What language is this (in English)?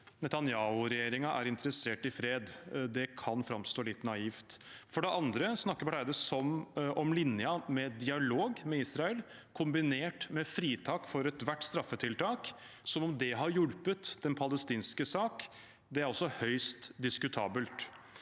Norwegian